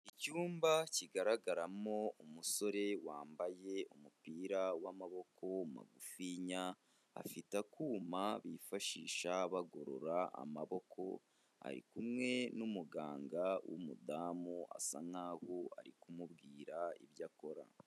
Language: Kinyarwanda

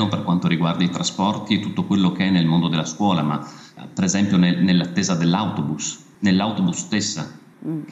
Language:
Italian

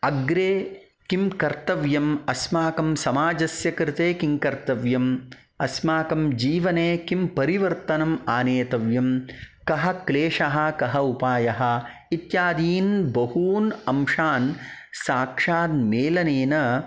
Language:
Sanskrit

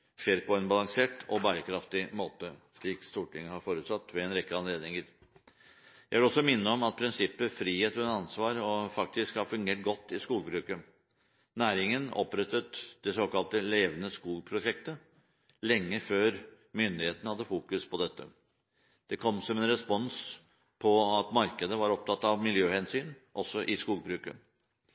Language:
Norwegian Bokmål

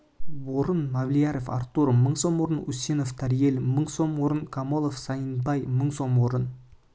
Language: Kazakh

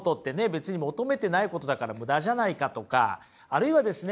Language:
Japanese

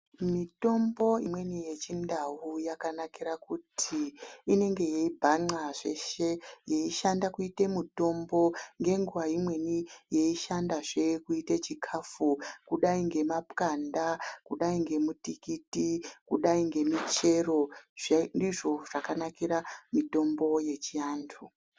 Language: Ndau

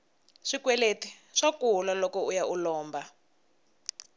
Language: Tsonga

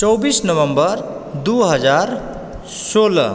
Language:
Maithili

